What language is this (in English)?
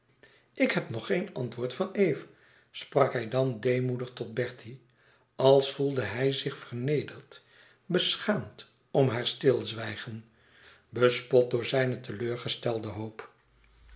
Dutch